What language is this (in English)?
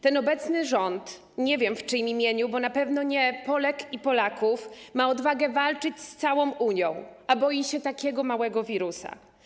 Polish